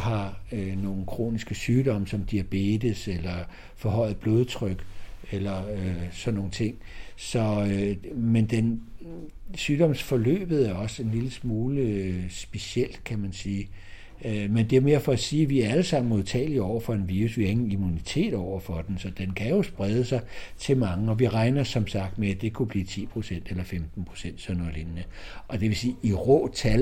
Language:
Danish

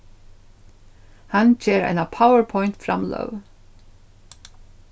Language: Faroese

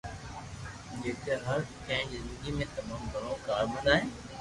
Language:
Loarki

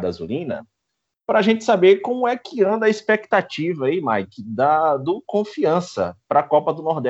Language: Portuguese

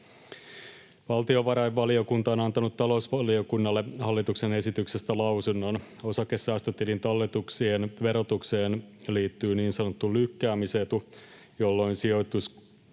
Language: Finnish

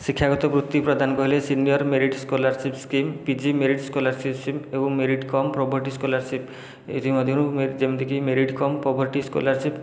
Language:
Odia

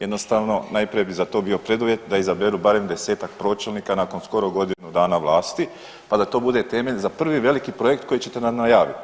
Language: Croatian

